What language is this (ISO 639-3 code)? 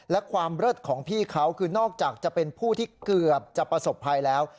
tha